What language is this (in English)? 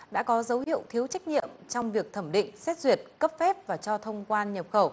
Vietnamese